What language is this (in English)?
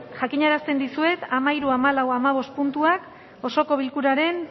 Basque